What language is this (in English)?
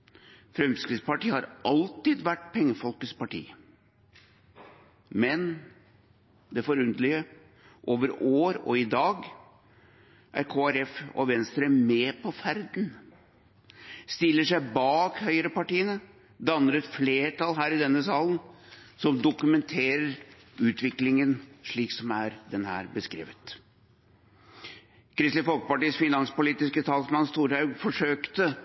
Norwegian Bokmål